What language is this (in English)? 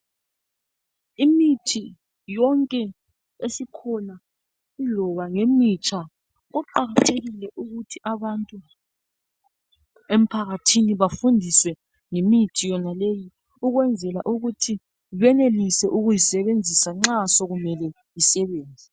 North Ndebele